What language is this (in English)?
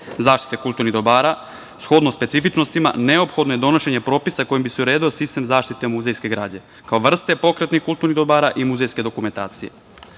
Serbian